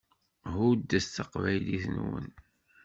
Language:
Kabyle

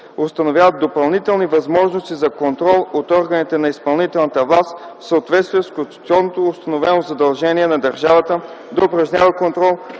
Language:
Bulgarian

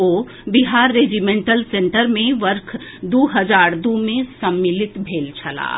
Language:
Maithili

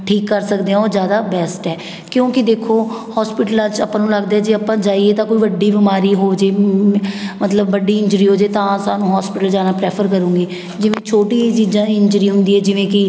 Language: Punjabi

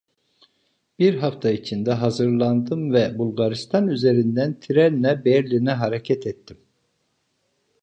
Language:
Turkish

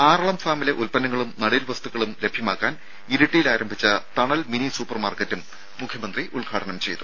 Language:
Malayalam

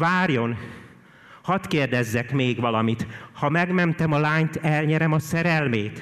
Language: Hungarian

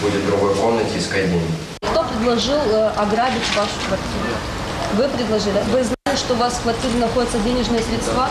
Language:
Russian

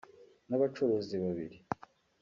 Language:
Kinyarwanda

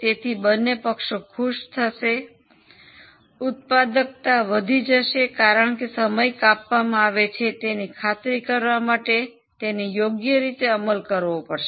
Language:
Gujarati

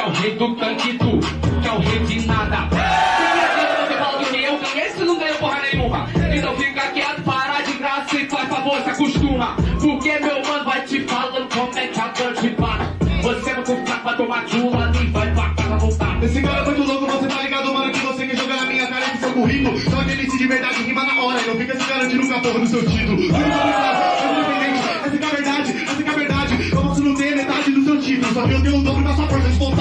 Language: Portuguese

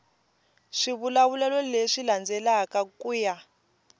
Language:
Tsonga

